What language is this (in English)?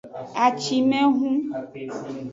Aja (Benin)